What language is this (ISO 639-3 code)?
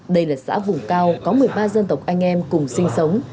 vie